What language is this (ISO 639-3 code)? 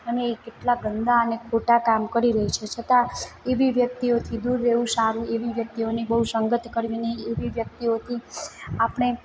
guj